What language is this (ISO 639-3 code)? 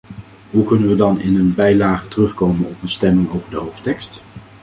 nld